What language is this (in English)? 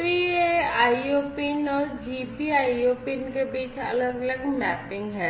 Hindi